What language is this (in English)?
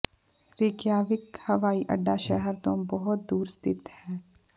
Punjabi